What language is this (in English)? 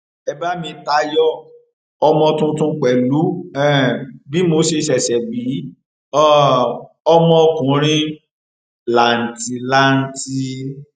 Yoruba